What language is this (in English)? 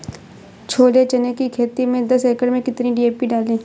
Hindi